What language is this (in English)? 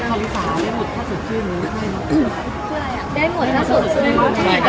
Thai